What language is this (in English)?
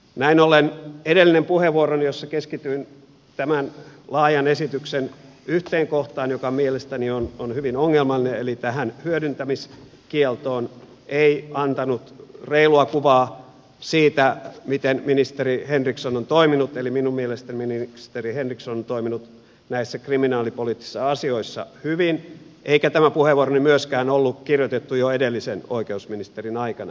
Finnish